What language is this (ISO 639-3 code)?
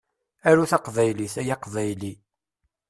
kab